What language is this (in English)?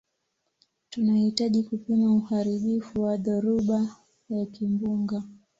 Swahili